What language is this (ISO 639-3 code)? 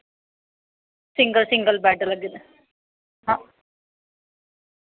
doi